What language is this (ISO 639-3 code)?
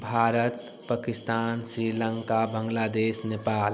hin